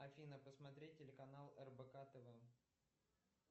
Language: Russian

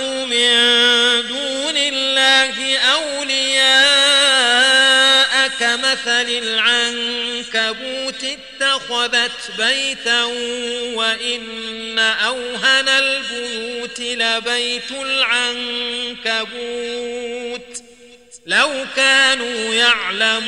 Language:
Arabic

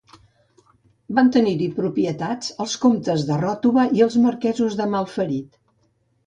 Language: Catalan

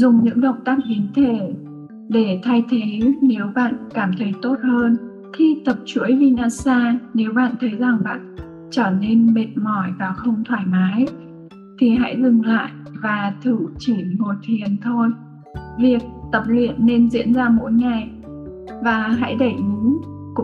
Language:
Vietnamese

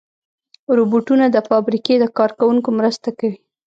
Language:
Pashto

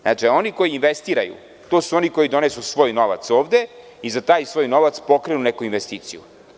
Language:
Serbian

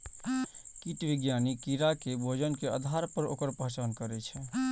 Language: Maithili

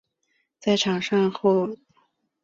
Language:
Chinese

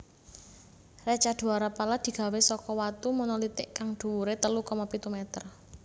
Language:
Javanese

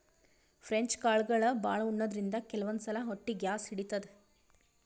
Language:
Kannada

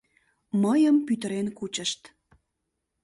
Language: Mari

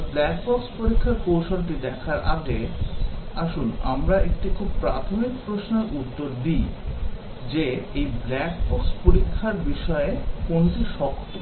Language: Bangla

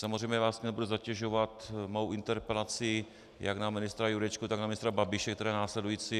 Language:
Czech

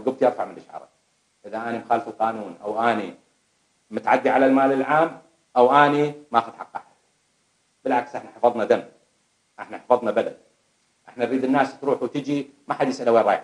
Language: Arabic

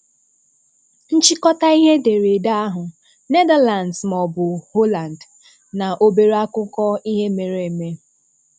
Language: Igbo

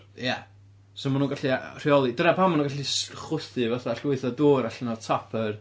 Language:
Welsh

